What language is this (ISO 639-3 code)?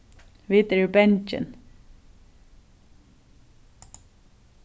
fao